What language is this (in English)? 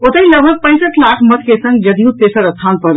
Maithili